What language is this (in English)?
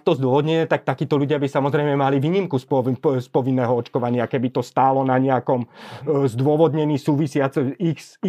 Slovak